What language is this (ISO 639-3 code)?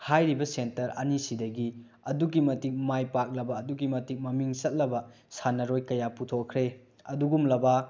mni